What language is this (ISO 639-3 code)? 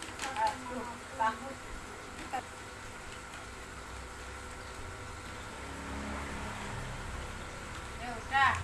ind